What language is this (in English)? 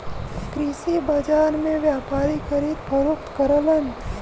Bhojpuri